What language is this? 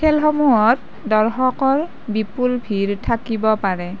Assamese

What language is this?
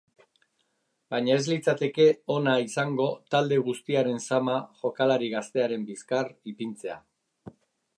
Basque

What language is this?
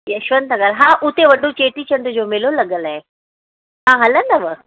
Sindhi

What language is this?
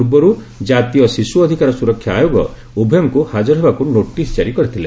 Odia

